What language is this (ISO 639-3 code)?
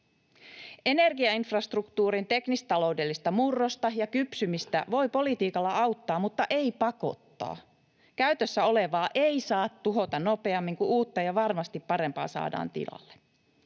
fin